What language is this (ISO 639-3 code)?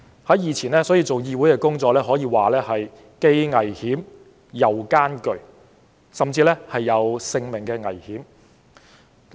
yue